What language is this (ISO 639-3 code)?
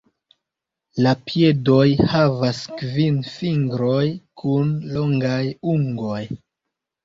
epo